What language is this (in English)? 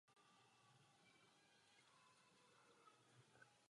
Czech